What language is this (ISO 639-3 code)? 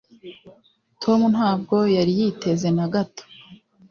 kin